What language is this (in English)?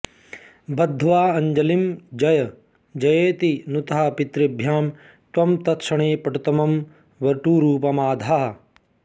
Sanskrit